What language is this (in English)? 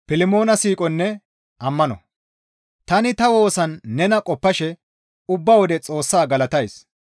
Gamo